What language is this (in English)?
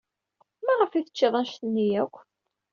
Kabyle